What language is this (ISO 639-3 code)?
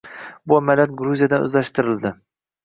uzb